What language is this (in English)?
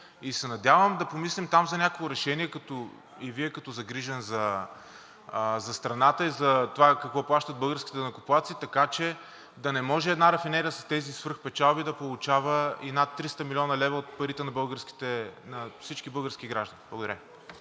Bulgarian